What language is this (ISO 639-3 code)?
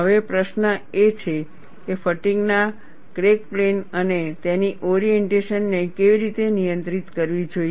guj